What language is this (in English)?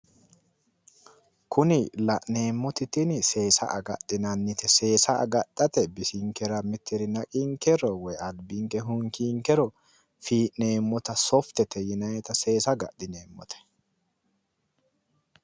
Sidamo